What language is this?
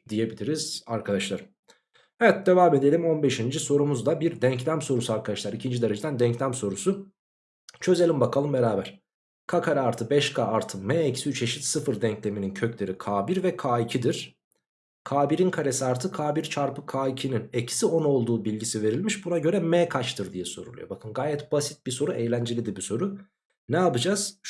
Turkish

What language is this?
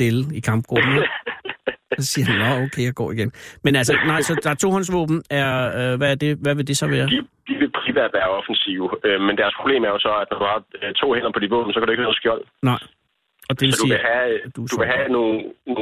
Danish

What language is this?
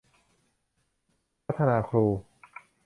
Thai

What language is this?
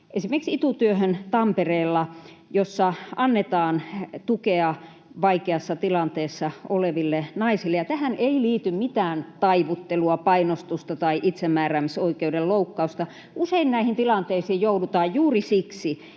Finnish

